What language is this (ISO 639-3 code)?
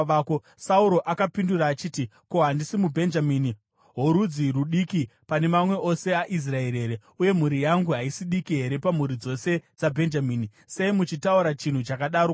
sna